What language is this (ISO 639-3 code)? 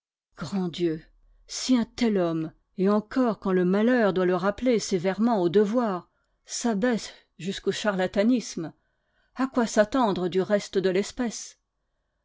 fra